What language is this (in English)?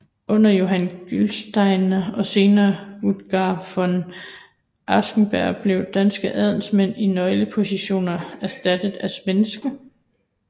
Danish